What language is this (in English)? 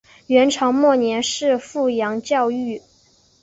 Chinese